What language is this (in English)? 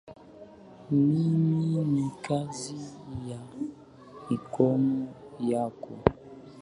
Swahili